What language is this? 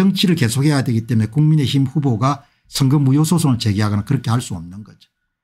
Korean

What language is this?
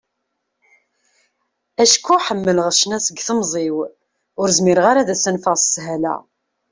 Kabyle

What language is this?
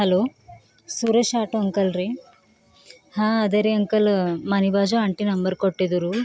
Kannada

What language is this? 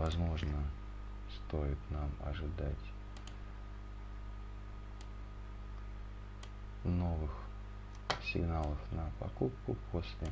Russian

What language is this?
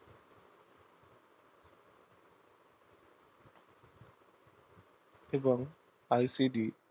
Bangla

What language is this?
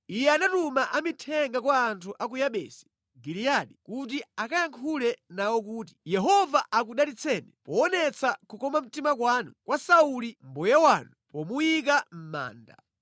Nyanja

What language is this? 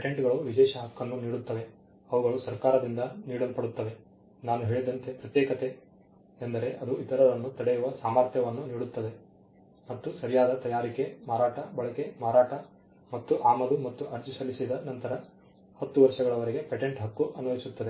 Kannada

